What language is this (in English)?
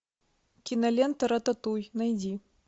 Russian